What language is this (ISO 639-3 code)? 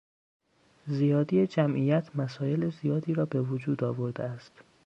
fas